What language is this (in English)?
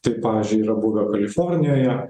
Lithuanian